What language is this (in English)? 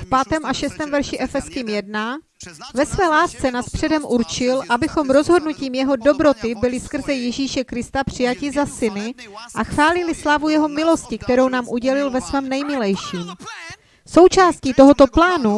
Czech